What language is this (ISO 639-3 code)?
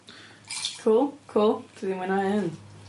cym